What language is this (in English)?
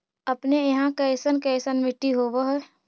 Magahi